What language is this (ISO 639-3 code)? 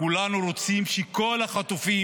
heb